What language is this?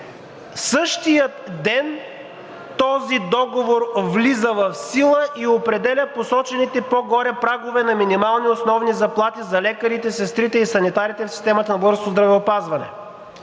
Bulgarian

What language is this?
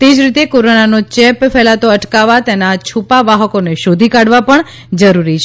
Gujarati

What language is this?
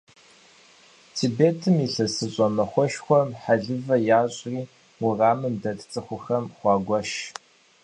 Kabardian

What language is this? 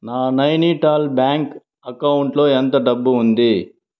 Telugu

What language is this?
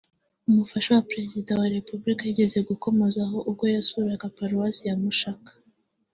Kinyarwanda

